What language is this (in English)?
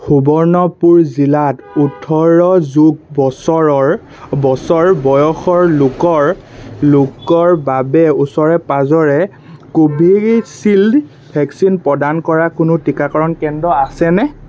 Assamese